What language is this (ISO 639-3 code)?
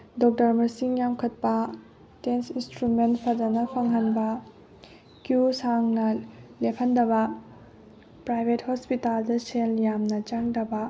mni